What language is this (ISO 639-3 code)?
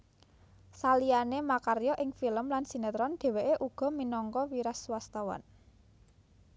jav